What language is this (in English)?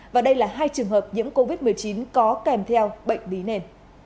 Vietnamese